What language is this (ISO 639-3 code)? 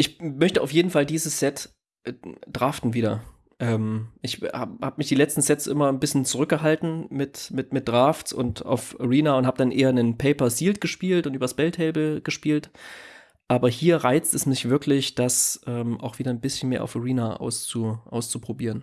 deu